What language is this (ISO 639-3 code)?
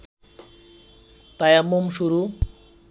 ben